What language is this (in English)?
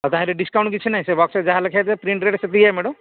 Odia